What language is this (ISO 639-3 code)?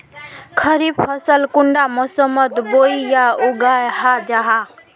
mag